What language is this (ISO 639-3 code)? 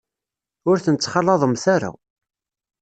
kab